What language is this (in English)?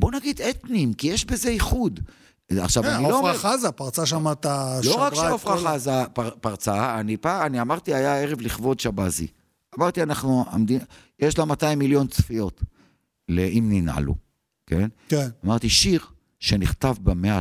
Hebrew